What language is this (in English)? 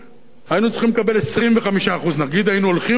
Hebrew